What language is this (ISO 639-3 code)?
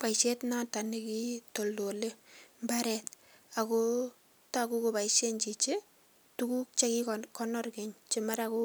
kln